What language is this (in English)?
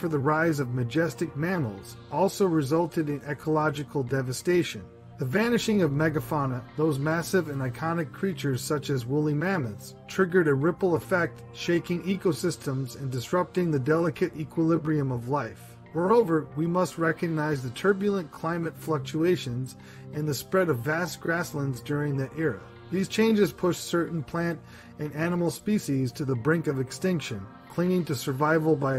English